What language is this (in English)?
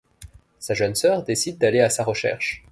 French